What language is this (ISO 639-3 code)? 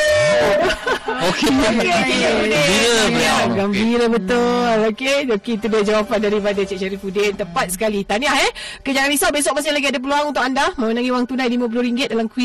msa